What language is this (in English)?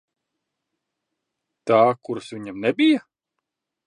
Latvian